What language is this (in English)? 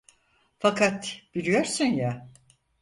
Turkish